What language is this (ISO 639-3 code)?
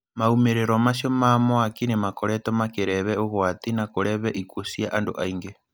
kik